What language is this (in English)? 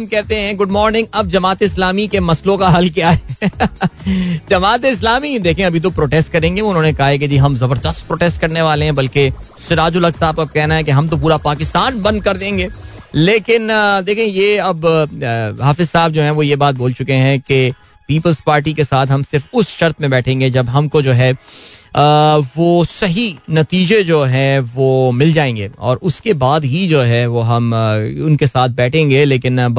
Hindi